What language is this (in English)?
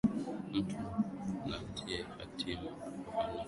Swahili